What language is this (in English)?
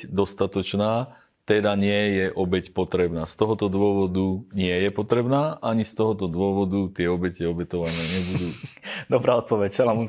Slovak